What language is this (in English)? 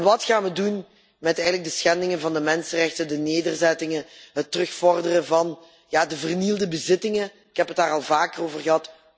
Dutch